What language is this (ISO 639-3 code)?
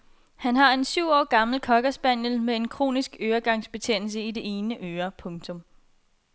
dan